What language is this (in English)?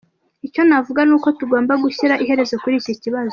Kinyarwanda